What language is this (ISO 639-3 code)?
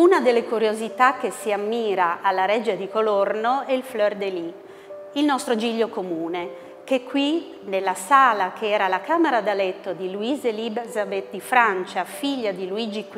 ita